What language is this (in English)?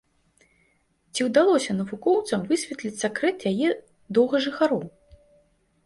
Belarusian